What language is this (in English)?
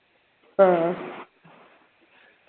Malayalam